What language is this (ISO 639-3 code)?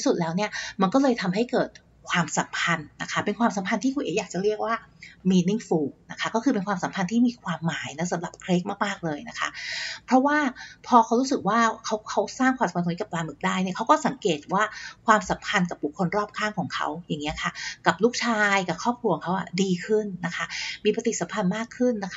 tha